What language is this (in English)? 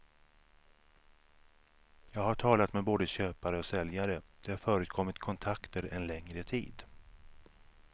Swedish